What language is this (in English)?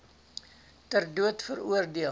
Afrikaans